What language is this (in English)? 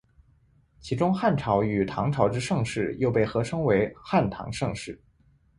Chinese